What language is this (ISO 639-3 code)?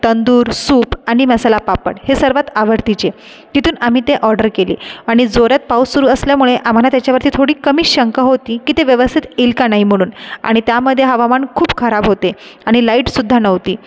mar